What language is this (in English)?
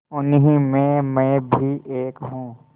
Hindi